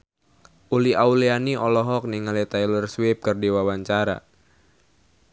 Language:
Sundanese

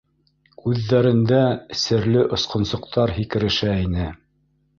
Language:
Bashkir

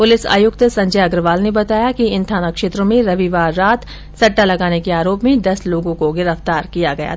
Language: Hindi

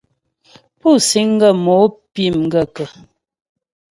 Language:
Ghomala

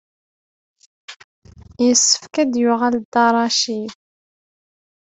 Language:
Kabyle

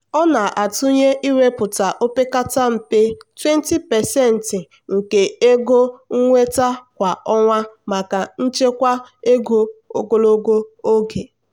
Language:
Igbo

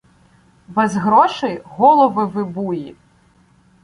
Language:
Ukrainian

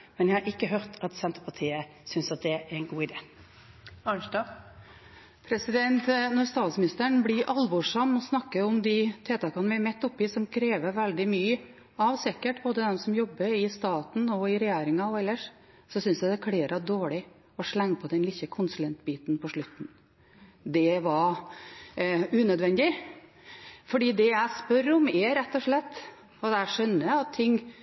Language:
Norwegian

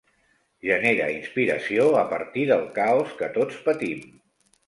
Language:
Catalan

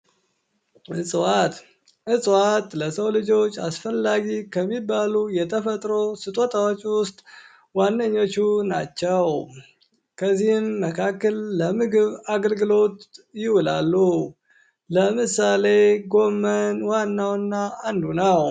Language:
Amharic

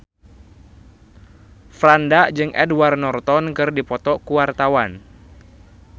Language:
Sundanese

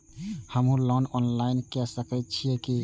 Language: Maithili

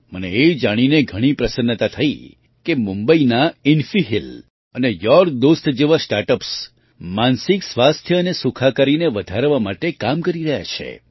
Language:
Gujarati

